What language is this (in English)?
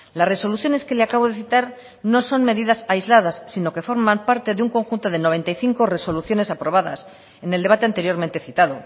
Spanish